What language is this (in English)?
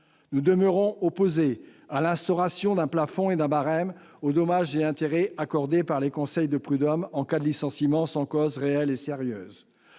French